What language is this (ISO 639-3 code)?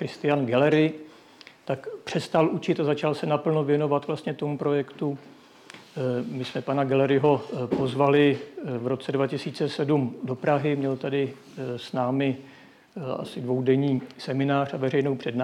ces